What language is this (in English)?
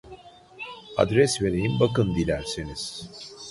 Turkish